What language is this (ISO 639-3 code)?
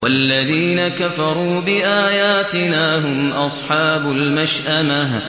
ara